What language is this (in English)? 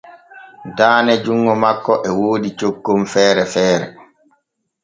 Borgu Fulfulde